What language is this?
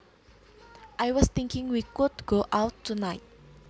Javanese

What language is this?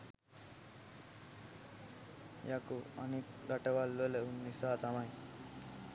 Sinhala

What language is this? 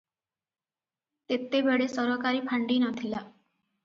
Odia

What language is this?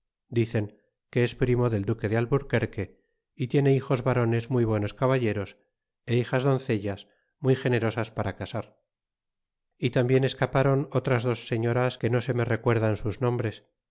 Spanish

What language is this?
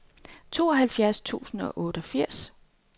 Danish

